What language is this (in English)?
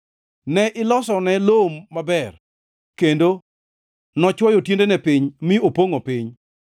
Luo (Kenya and Tanzania)